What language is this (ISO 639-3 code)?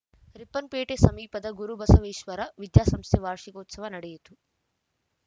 kan